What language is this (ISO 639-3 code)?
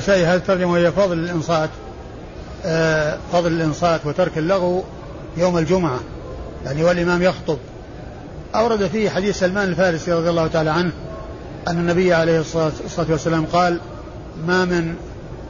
ara